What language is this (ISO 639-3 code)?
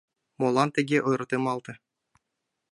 chm